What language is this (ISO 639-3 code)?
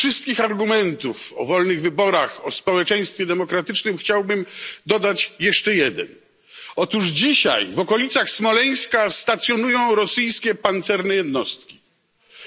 pol